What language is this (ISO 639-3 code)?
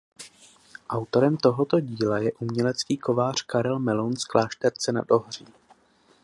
ces